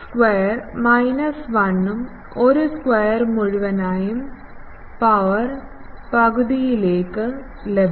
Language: Malayalam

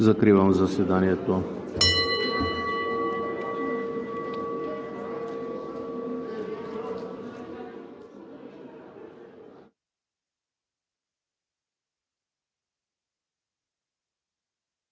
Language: Bulgarian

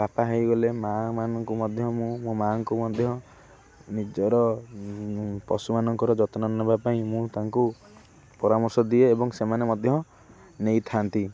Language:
Odia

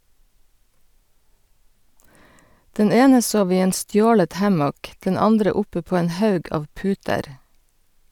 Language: Norwegian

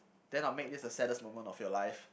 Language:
English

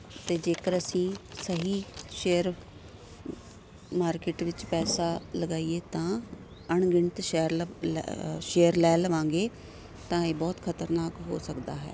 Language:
Punjabi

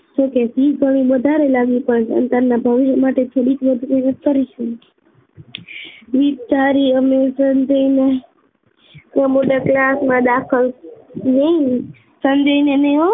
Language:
Gujarati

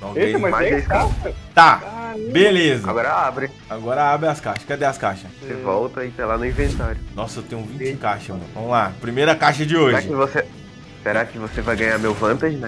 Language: Portuguese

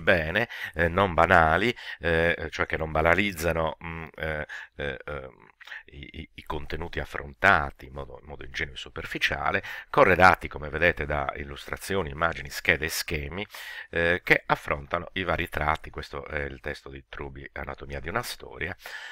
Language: Italian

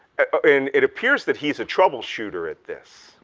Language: English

